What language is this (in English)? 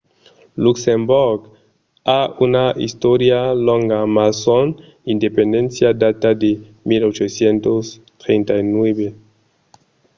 Occitan